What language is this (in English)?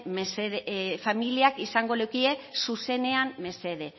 Basque